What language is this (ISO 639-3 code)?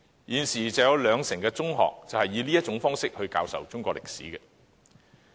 yue